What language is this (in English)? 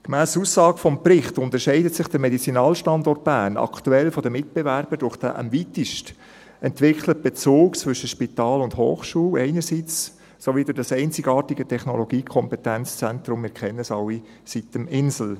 Swiss German